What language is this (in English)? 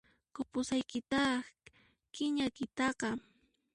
Puno Quechua